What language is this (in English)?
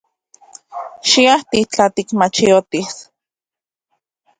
Central Puebla Nahuatl